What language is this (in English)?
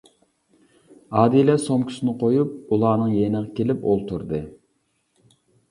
Uyghur